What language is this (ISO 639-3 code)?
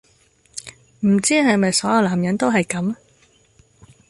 yue